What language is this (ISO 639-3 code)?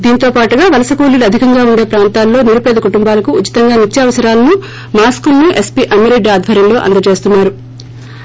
tel